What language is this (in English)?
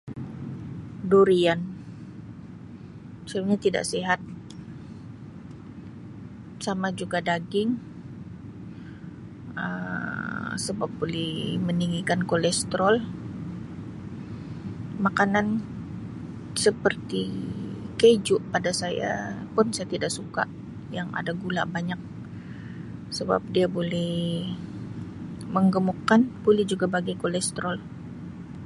Sabah Malay